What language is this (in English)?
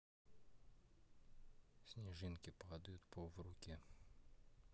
Russian